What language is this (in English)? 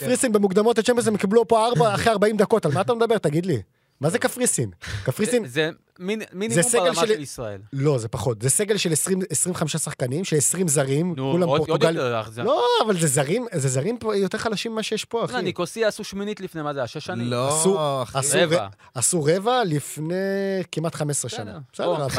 Hebrew